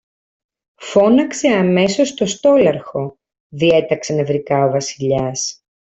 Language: Greek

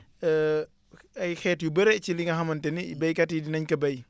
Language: Wolof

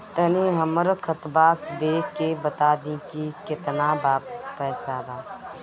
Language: Bhojpuri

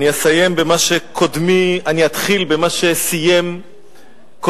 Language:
Hebrew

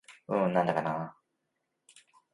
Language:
Japanese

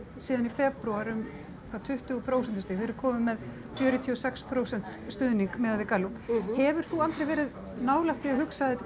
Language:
Icelandic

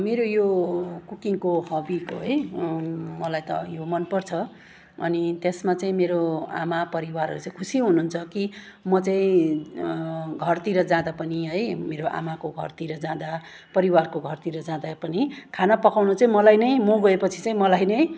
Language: Nepali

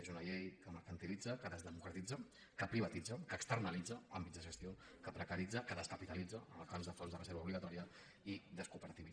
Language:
Catalan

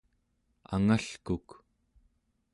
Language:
Central Yupik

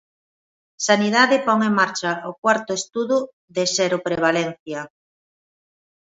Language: Galician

